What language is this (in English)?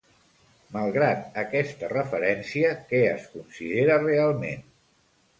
Catalan